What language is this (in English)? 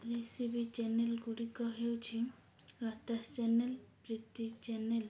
Odia